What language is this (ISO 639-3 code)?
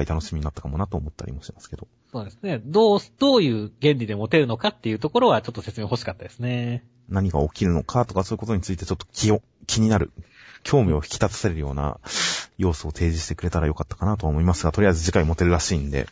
jpn